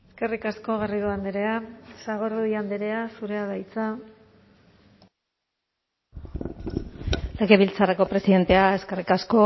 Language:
Basque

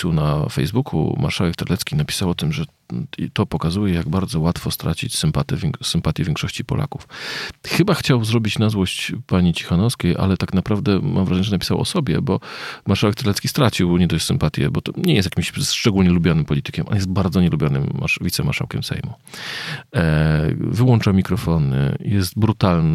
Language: Polish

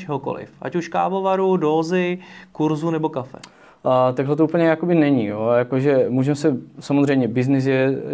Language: Czech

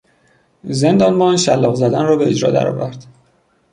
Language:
Persian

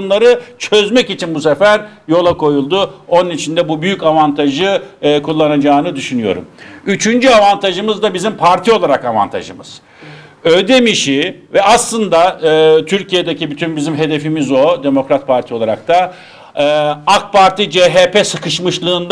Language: Turkish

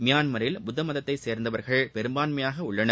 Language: Tamil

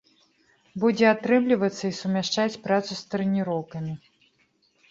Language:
Belarusian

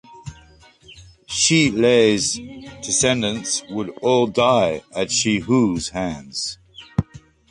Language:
English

